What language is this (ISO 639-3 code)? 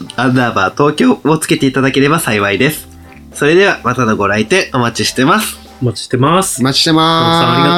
jpn